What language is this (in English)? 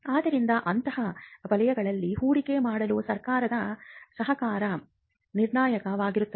Kannada